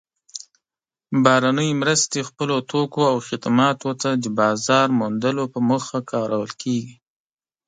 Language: Pashto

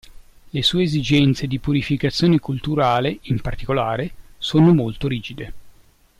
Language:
Italian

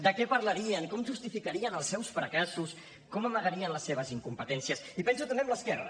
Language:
Catalan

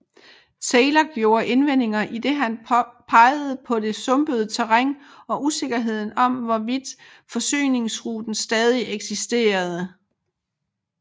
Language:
Danish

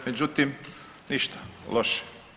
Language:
Croatian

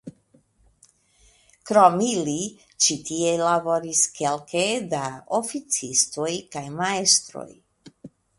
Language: Esperanto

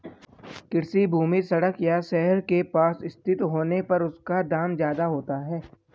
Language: Hindi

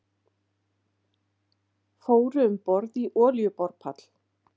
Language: Icelandic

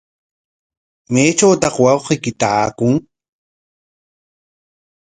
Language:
Corongo Ancash Quechua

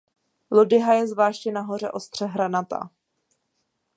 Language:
Czech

